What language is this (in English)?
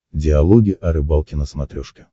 Russian